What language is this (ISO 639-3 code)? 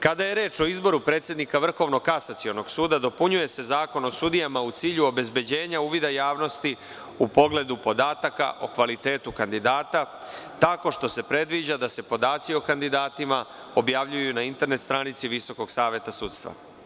srp